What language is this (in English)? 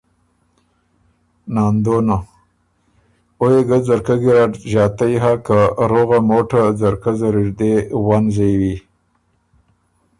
Ormuri